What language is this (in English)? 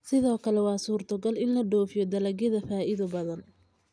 Somali